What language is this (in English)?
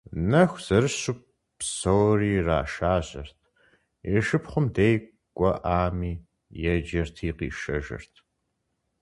Kabardian